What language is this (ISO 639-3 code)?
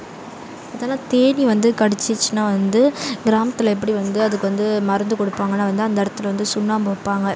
tam